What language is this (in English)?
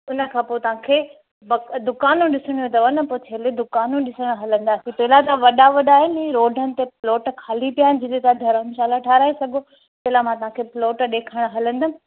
Sindhi